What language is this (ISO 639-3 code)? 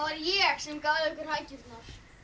isl